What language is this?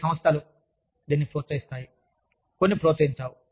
Telugu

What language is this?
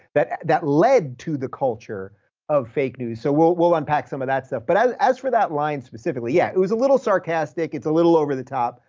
English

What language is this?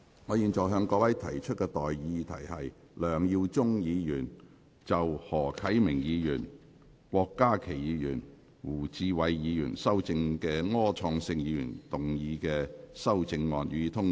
Cantonese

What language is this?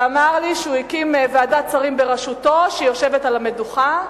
Hebrew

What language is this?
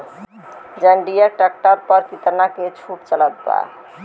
Bhojpuri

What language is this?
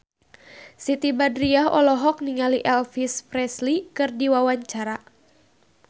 Sundanese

